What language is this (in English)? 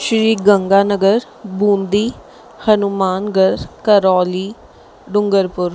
Sindhi